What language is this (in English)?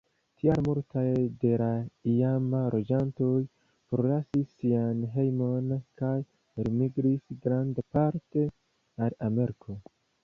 Esperanto